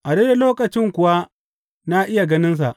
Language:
Hausa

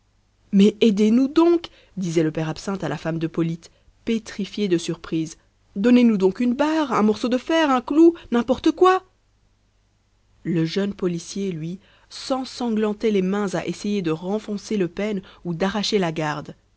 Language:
French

